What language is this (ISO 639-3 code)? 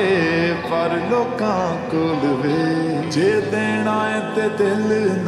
ara